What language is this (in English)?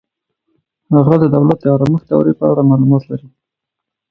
Pashto